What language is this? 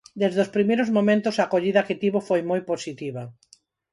Galician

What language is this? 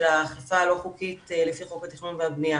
Hebrew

